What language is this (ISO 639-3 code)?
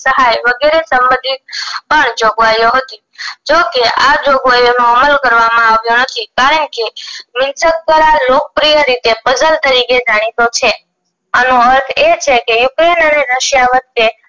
guj